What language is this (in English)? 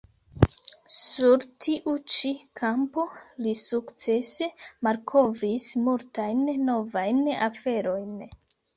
Esperanto